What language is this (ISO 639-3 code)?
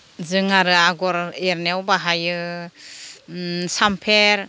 brx